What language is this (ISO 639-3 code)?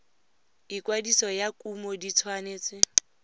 tsn